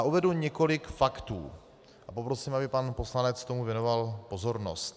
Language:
Czech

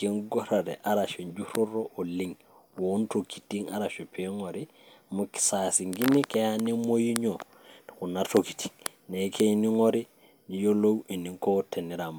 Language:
Masai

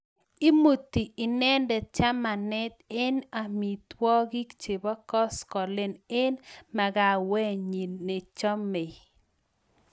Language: Kalenjin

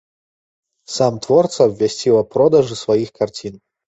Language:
Belarusian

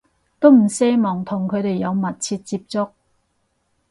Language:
Cantonese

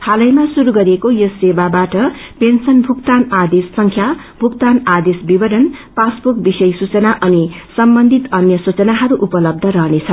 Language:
Nepali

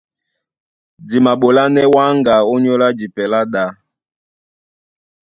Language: Duala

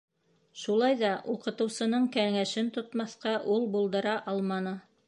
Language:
Bashkir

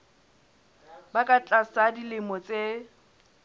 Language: Southern Sotho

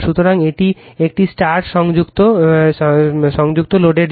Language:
Bangla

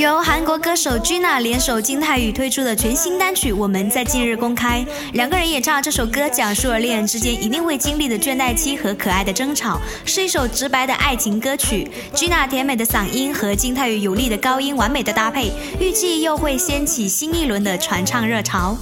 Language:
Chinese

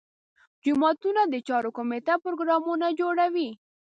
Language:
Pashto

